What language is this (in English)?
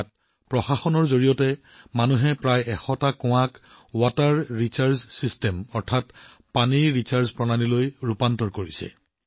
Assamese